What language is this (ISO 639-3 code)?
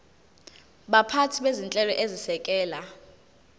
zul